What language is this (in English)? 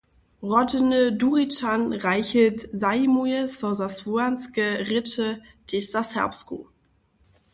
Upper Sorbian